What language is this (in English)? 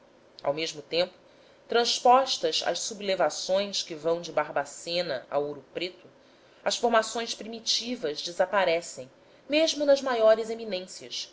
Portuguese